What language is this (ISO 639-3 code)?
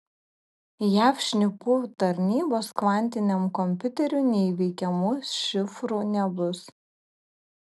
lit